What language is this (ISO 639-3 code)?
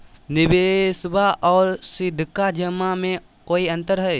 mag